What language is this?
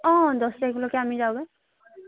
Assamese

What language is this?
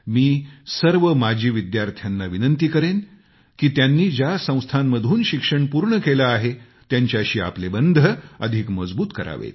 Marathi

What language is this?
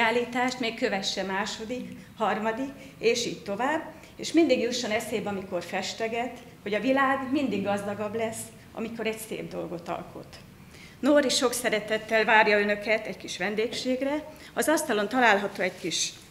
Hungarian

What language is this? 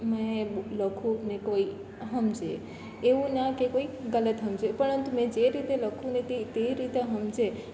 Gujarati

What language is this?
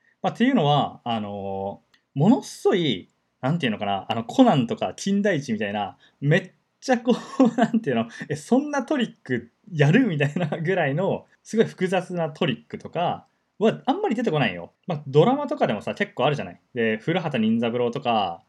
Japanese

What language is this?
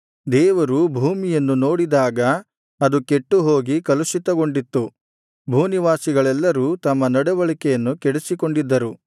Kannada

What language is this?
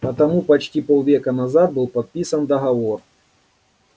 Russian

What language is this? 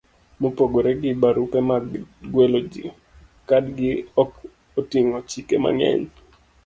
Luo (Kenya and Tanzania)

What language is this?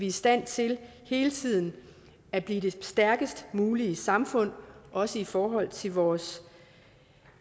Danish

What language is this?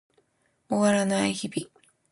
Japanese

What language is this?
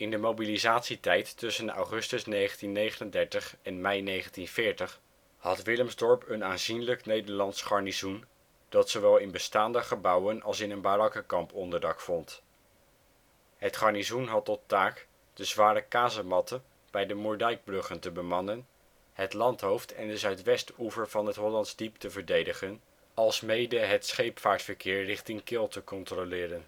Dutch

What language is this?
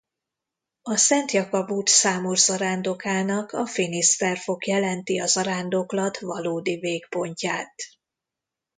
Hungarian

